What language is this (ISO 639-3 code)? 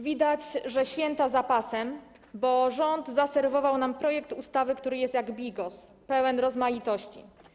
pol